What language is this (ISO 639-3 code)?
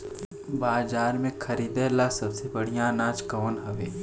bho